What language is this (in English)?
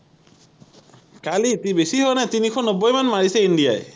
Assamese